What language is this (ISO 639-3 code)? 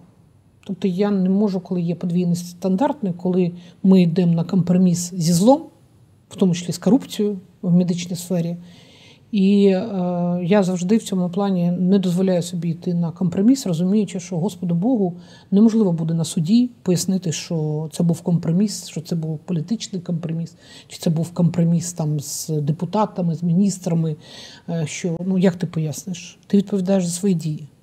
ukr